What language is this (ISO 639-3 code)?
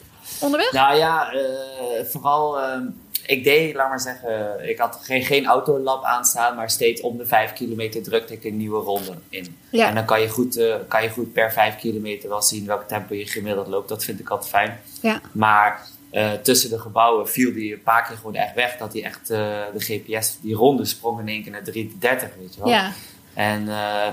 nld